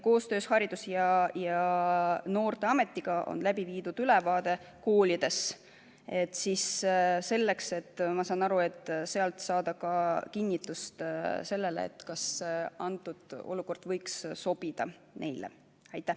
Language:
Estonian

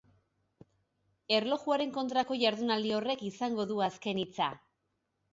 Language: Basque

